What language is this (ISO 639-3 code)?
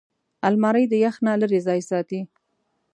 pus